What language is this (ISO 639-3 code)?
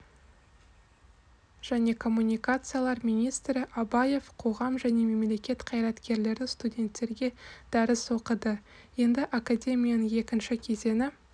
kaz